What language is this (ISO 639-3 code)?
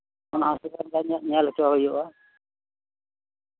sat